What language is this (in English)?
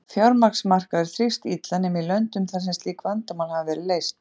Icelandic